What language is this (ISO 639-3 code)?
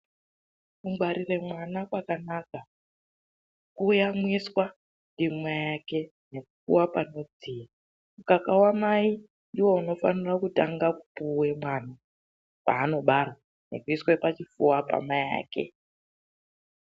ndc